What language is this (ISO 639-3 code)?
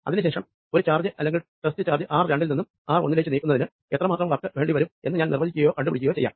mal